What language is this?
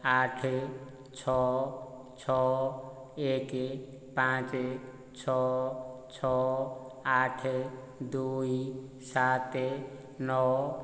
Odia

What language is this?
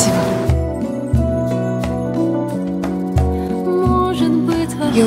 Russian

